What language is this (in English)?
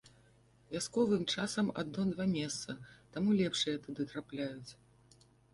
Belarusian